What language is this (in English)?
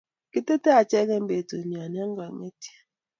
Kalenjin